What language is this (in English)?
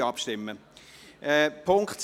Swiss German